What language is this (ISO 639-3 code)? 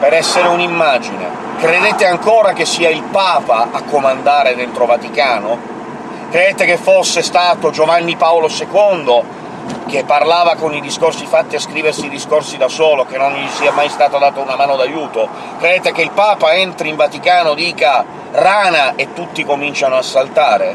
ita